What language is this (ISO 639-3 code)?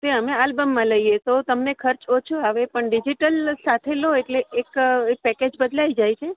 guj